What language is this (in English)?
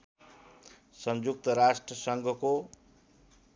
Nepali